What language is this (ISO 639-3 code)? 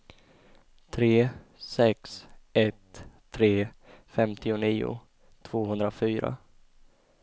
swe